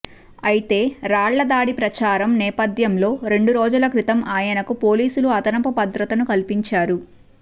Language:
Telugu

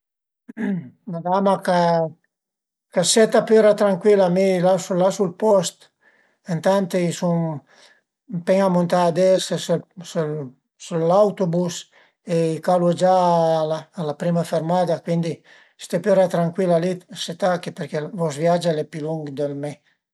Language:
Piedmontese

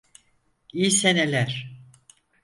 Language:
Turkish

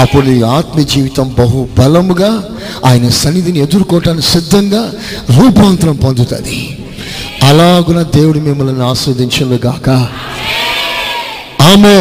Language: Telugu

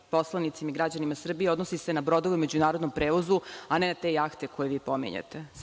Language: Serbian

